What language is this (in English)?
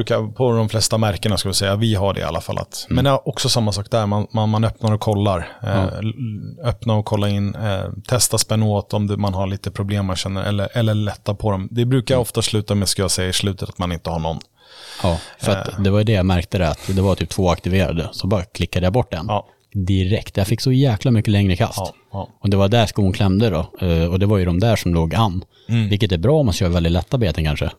Swedish